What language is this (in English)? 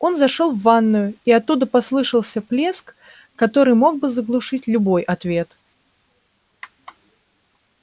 Russian